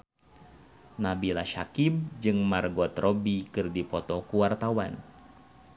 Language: Sundanese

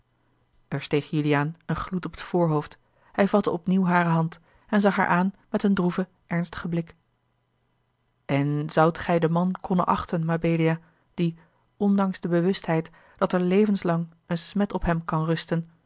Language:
Dutch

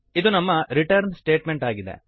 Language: Kannada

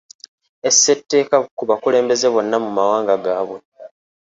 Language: Ganda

